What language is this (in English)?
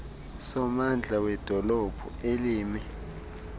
Xhosa